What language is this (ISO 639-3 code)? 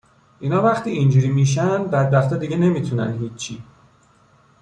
fas